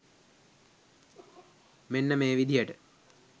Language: Sinhala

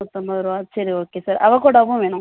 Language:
Tamil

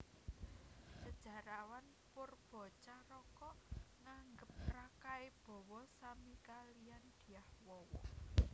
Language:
Javanese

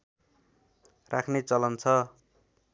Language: Nepali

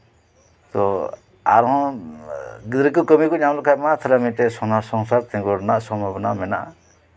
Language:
Santali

